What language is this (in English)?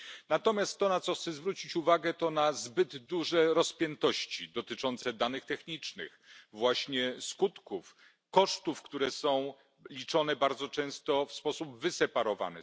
Polish